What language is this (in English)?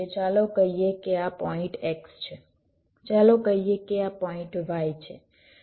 Gujarati